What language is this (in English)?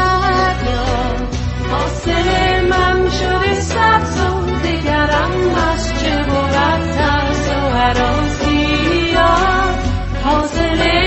Thai